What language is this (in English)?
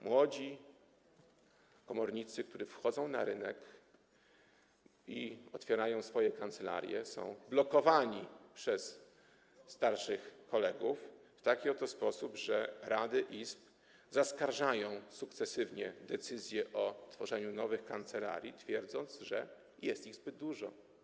Polish